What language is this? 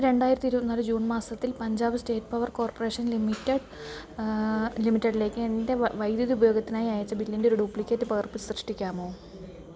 Malayalam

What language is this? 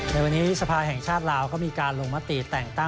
Thai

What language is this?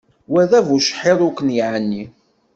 Kabyle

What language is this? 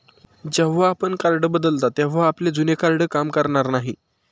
Marathi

